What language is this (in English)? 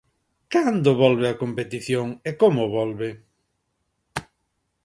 Galician